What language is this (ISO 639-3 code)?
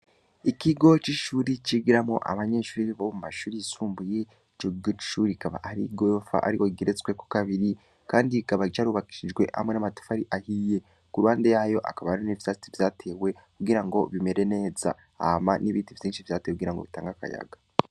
run